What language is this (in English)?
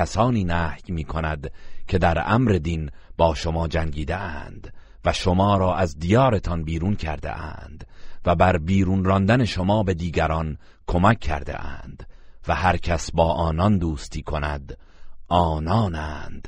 Persian